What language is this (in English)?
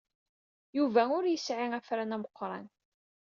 Kabyle